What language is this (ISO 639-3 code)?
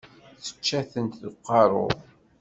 kab